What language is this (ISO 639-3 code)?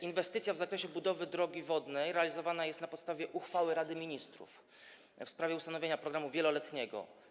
pol